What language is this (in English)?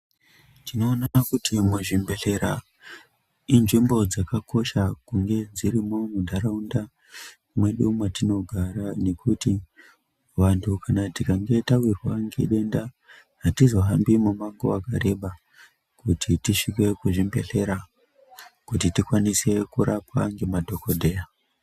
Ndau